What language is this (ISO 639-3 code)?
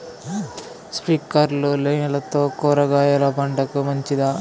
tel